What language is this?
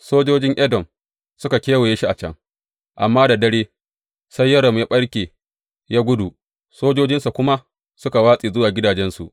Hausa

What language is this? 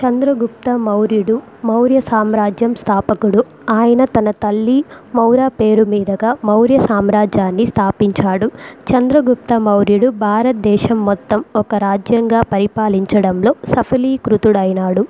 Telugu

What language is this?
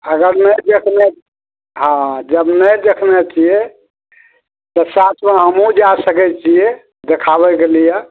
Maithili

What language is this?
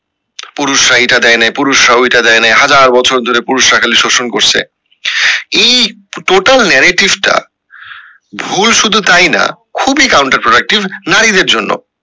Bangla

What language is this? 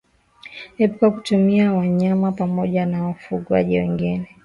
Swahili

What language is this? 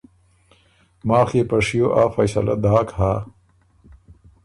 Ormuri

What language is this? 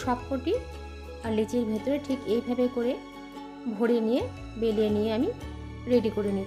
Hindi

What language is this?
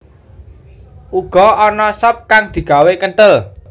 Javanese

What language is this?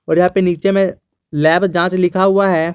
Hindi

